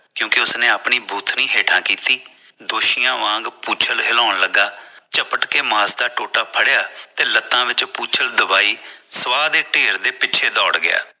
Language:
Punjabi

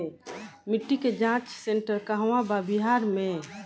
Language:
Bhojpuri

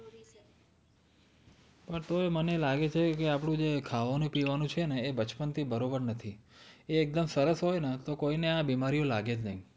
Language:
Gujarati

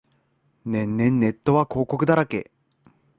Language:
Japanese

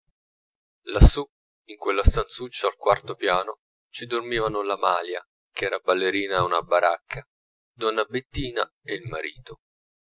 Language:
Italian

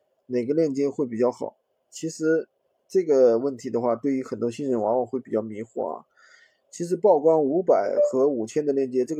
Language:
Chinese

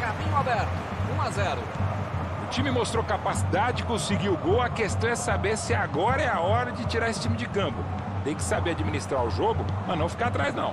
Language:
Portuguese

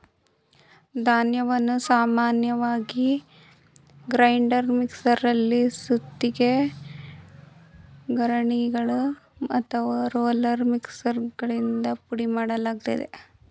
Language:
Kannada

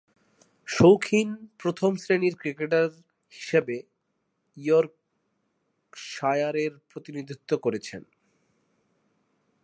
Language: Bangla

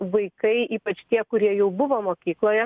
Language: Lithuanian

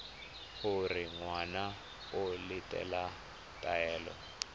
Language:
Tswana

